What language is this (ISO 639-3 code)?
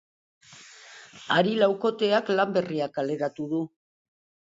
eus